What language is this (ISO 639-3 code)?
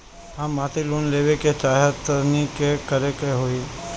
bho